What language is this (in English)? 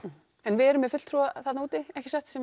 Icelandic